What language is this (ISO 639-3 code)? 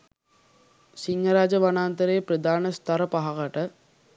sin